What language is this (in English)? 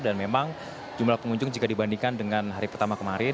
Indonesian